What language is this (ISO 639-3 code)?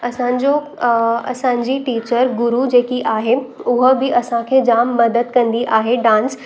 snd